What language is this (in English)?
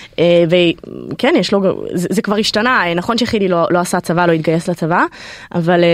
Hebrew